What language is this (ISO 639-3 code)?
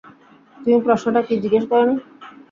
ben